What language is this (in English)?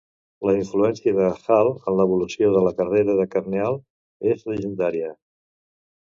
Catalan